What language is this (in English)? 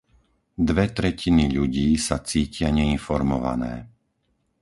Slovak